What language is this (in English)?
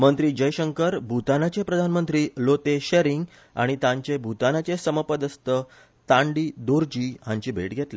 Konkani